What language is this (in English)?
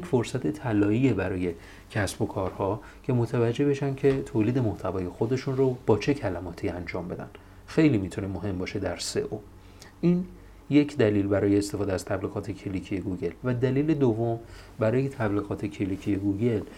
Persian